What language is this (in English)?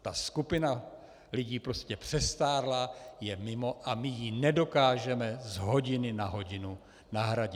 Czech